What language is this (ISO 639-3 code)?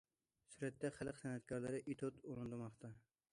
uig